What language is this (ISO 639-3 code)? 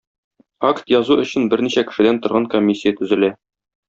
tat